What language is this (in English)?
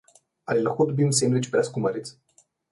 Slovenian